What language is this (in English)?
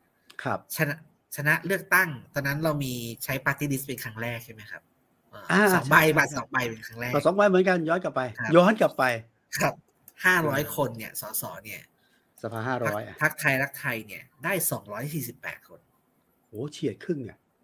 Thai